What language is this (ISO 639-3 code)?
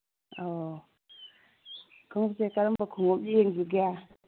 mni